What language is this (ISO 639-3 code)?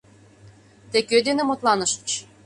chm